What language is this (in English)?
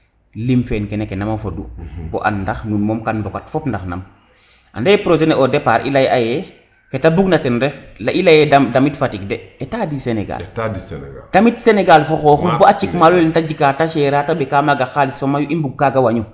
Serer